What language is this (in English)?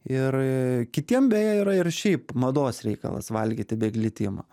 Lithuanian